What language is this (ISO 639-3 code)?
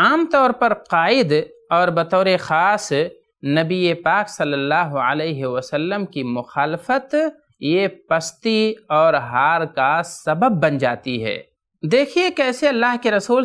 ara